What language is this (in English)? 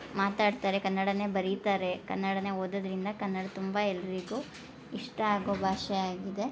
Kannada